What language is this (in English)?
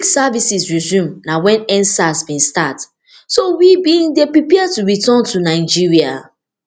Nigerian Pidgin